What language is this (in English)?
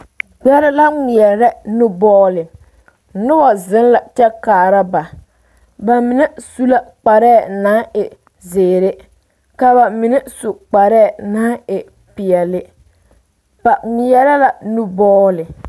Southern Dagaare